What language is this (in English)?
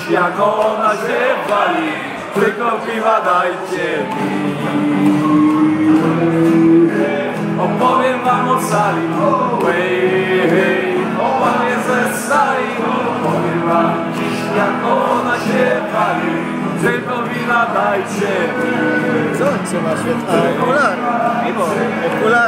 Greek